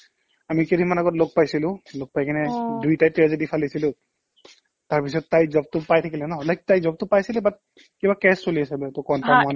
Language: Assamese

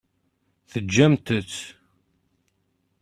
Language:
Kabyle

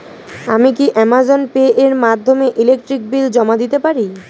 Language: Bangla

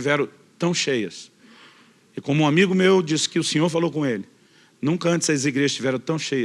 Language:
Portuguese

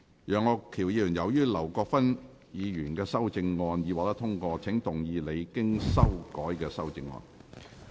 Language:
Cantonese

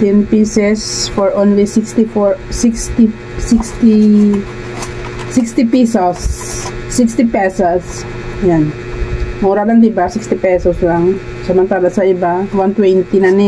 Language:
Filipino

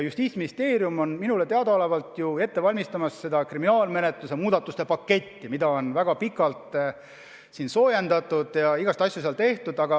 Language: Estonian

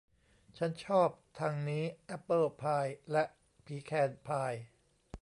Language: Thai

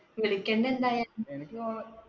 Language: Malayalam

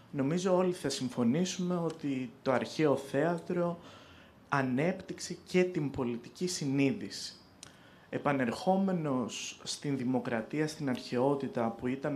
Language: Greek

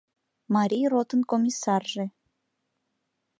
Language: Mari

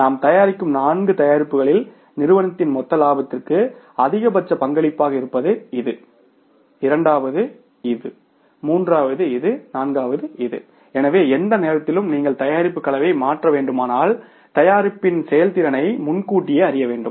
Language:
Tamil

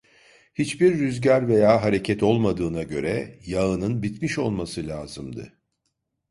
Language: Turkish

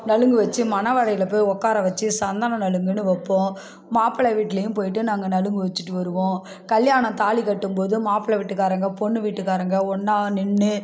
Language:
Tamil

